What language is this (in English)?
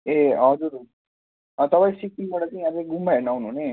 Nepali